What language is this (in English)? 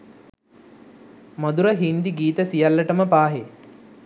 Sinhala